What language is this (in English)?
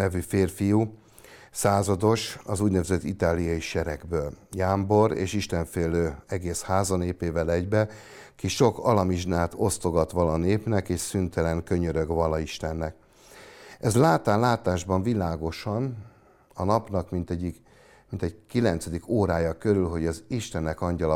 Hungarian